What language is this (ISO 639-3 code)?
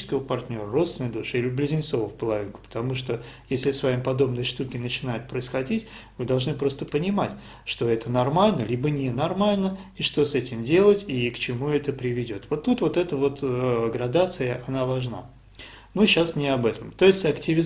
ita